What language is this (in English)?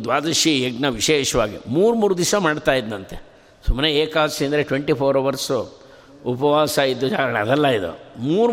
Kannada